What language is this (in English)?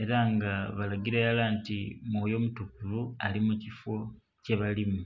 Soga